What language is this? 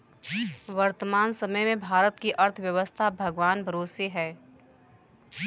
Hindi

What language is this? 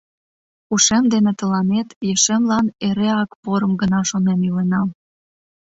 Mari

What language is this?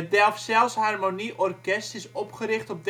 Dutch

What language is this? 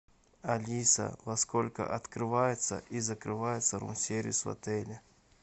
Russian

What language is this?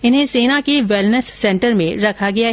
Hindi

